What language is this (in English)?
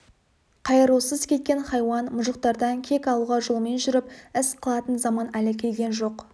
Kazakh